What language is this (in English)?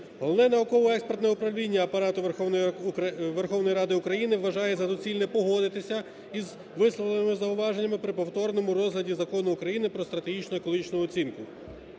Ukrainian